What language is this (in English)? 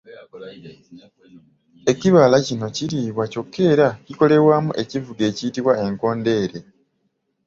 Ganda